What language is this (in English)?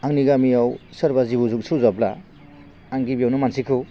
Bodo